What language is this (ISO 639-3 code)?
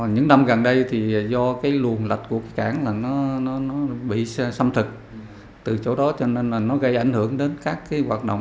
vie